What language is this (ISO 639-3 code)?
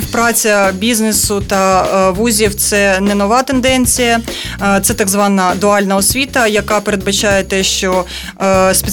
ukr